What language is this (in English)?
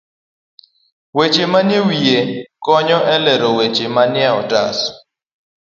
Luo (Kenya and Tanzania)